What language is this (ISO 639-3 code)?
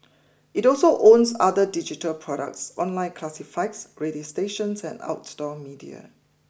eng